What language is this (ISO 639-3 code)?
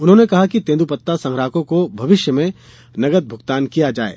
hin